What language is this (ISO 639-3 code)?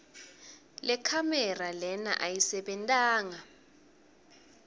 ssw